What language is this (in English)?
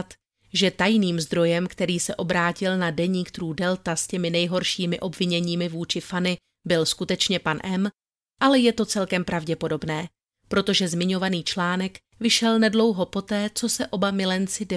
Czech